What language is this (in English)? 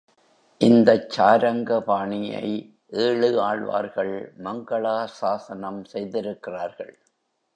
Tamil